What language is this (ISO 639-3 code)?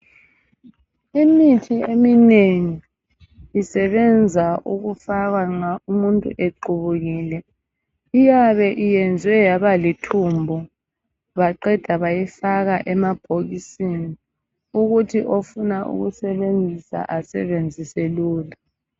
nde